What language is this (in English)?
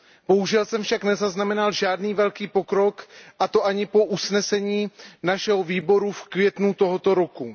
Czech